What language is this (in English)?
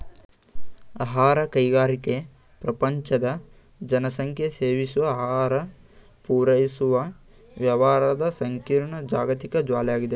Kannada